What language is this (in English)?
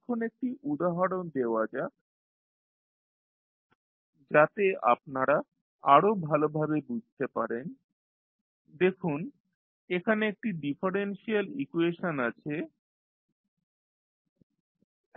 Bangla